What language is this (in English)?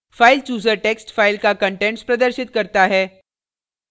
Hindi